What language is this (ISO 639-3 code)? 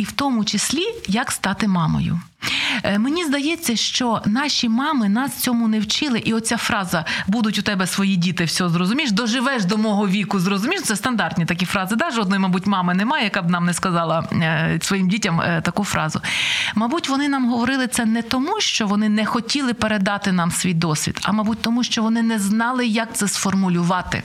ukr